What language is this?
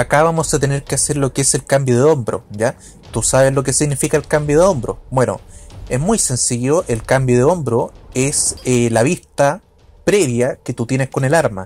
Spanish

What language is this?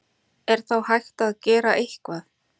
Icelandic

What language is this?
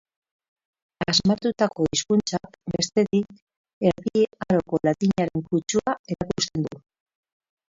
Basque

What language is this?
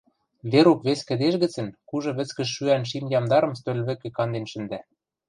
Western Mari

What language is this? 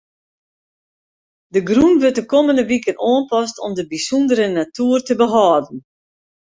Western Frisian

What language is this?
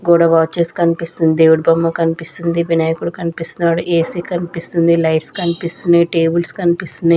Telugu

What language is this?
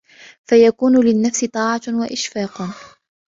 Arabic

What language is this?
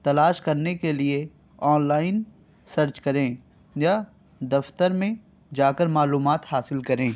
Urdu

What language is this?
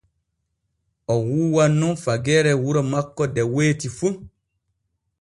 Borgu Fulfulde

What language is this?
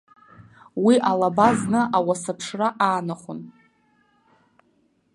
Abkhazian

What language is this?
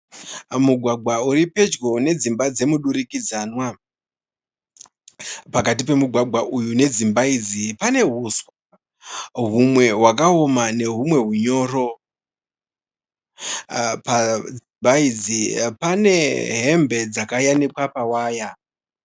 Shona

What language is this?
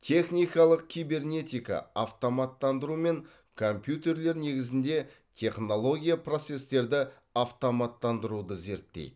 Kazakh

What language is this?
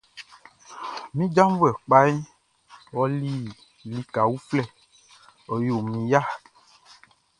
Baoulé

